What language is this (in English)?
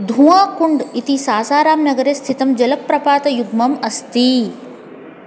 Sanskrit